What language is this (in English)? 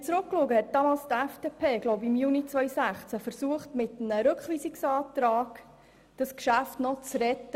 Swiss German